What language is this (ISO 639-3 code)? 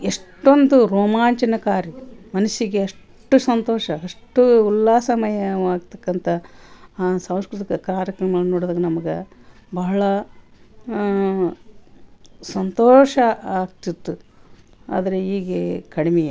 kan